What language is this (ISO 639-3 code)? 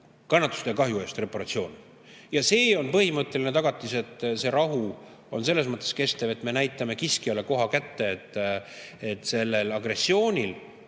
est